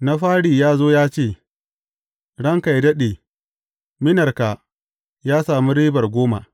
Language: Hausa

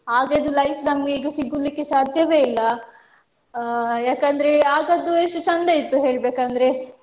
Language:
Kannada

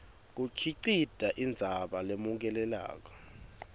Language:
Swati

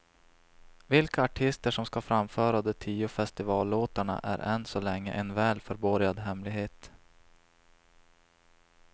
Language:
Swedish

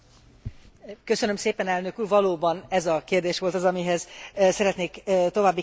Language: Hungarian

